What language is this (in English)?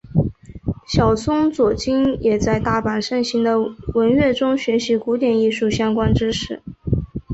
Chinese